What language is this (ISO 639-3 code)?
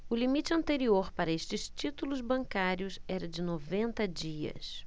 por